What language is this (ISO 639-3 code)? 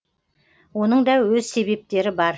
kaz